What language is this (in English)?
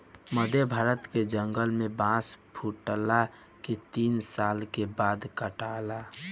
Bhojpuri